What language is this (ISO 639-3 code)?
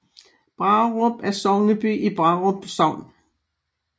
dan